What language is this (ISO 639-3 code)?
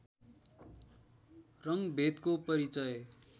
nep